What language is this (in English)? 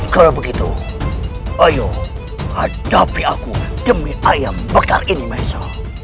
Indonesian